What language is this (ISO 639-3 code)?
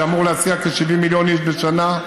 heb